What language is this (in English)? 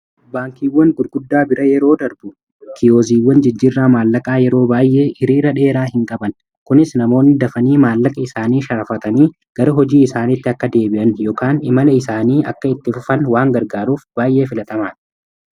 Oromo